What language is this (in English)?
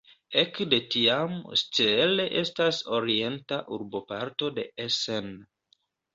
Esperanto